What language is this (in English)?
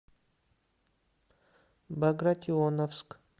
Russian